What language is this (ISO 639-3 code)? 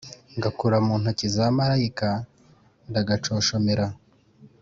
kin